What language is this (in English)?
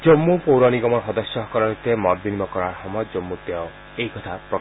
Assamese